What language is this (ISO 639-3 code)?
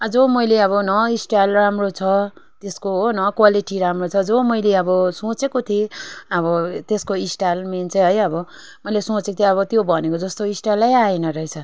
nep